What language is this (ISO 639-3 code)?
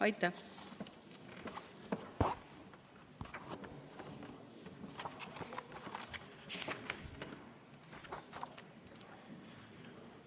est